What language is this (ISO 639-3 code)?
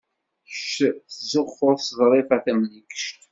kab